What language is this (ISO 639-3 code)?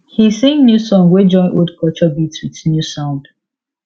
pcm